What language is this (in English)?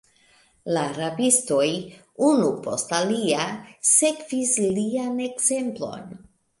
Esperanto